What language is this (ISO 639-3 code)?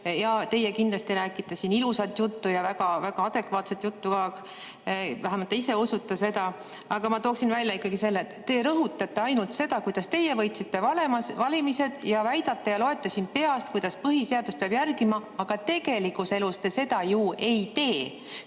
est